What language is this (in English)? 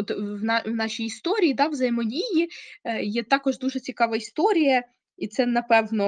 Ukrainian